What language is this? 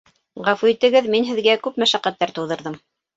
Bashkir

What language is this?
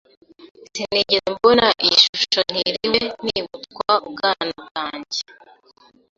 Kinyarwanda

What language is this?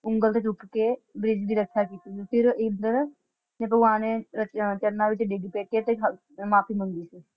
Punjabi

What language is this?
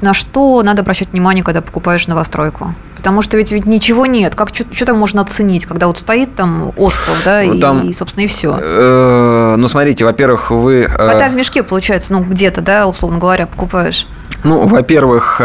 Russian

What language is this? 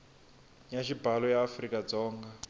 Tsonga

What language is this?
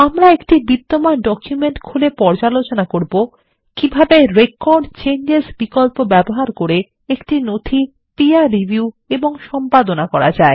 Bangla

